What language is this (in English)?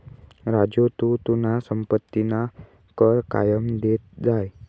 Marathi